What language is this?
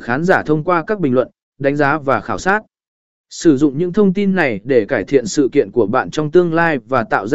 Vietnamese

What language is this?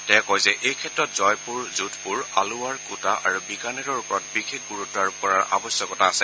Assamese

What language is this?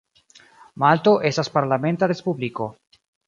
Esperanto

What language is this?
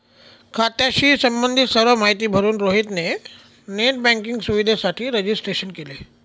Marathi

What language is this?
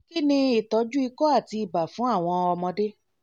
Yoruba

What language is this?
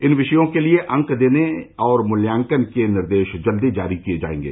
Hindi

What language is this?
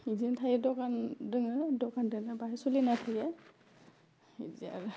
Bodo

